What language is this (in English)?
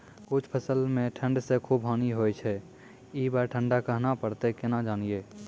Maithili